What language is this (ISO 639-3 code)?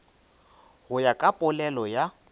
nso